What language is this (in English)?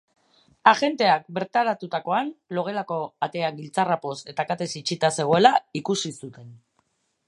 Basque